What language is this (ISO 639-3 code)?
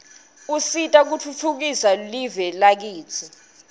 ssw